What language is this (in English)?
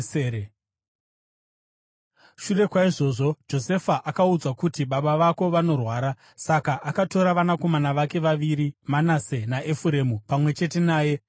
Shona